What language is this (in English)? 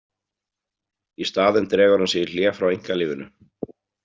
Icelandic